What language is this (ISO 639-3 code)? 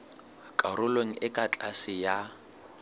sot